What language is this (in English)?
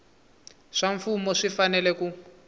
Tsonga